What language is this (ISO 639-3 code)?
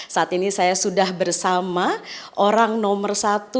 ind